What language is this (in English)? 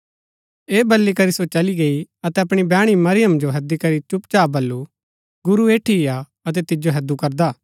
Gaddi